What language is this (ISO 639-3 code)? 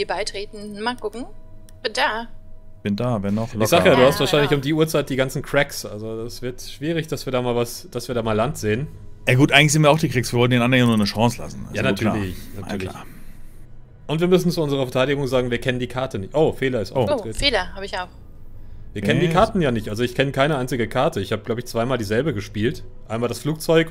deu